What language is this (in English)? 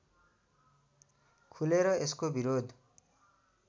Nepali